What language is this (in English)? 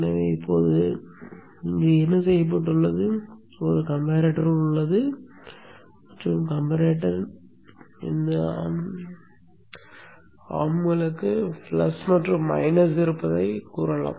Tamil